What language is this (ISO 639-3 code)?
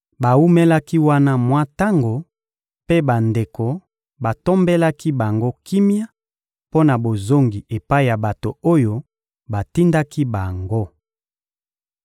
lin